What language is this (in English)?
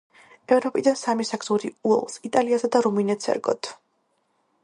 Georgian